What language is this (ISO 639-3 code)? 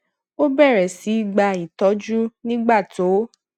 yor